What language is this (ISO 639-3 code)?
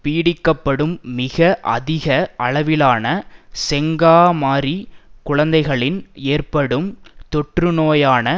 tam